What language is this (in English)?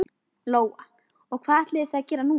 Icelandic